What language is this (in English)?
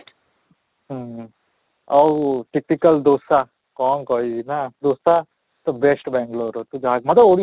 Odia